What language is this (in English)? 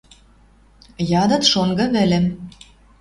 Western Mari